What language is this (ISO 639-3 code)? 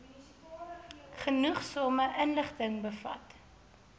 afr